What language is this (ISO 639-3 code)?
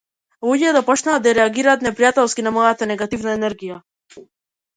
mkd